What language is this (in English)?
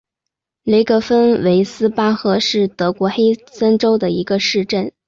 Chinese